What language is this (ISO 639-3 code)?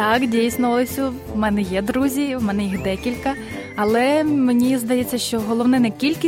ukr